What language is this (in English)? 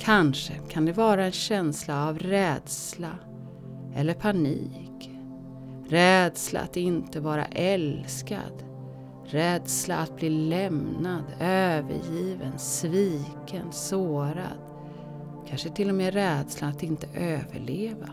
Swedish